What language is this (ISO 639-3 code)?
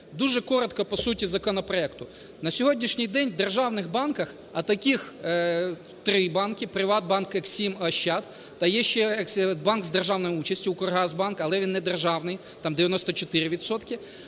ukr